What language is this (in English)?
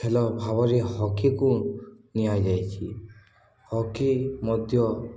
Odia